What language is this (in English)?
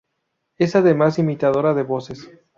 Spanish